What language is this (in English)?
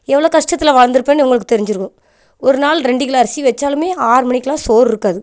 Tamil